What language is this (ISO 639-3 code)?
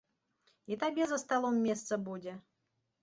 bel